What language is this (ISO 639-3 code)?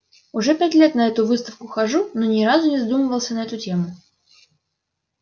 rus